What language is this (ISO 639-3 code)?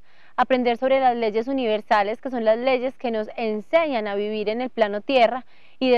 spa